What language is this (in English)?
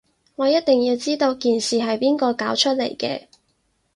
Cantonese